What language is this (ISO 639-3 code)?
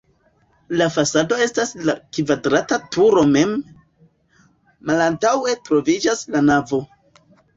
epo